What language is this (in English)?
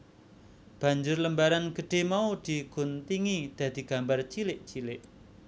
Javanese